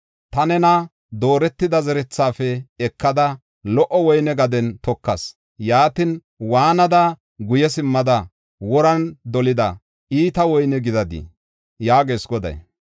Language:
Gofa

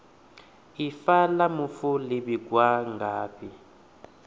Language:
Venda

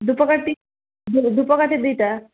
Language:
Odia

